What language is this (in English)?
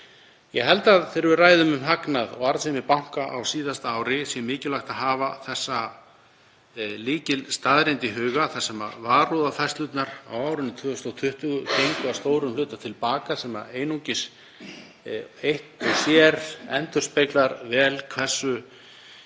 Icelandic